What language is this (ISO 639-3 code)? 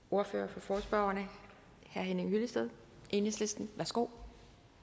dan